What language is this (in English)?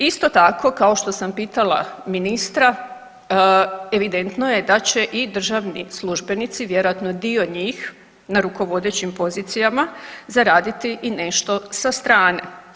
Croatian